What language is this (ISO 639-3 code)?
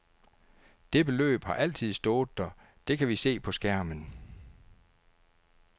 dan